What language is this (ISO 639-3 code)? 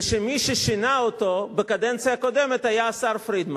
heb